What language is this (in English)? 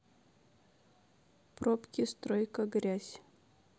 Russian